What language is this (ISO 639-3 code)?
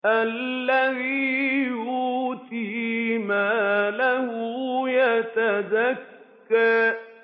ara